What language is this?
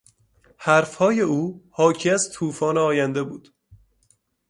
Persian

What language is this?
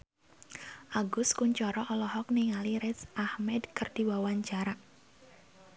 Sundanese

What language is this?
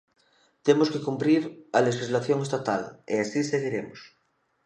Galician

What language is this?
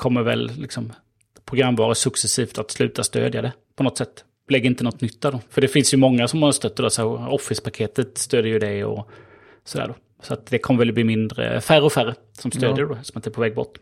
Swedish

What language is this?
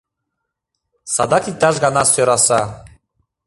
Mari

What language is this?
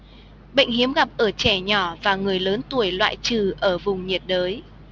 Vietnamese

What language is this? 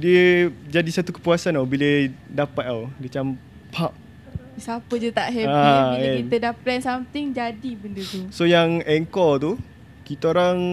Malay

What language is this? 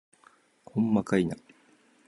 Japanese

